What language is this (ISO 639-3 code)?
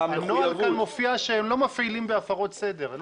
heb